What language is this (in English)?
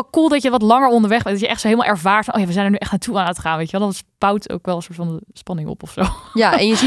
Dutch